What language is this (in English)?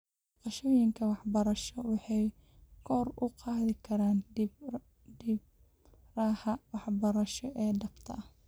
Somali